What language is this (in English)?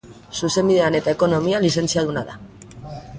Basque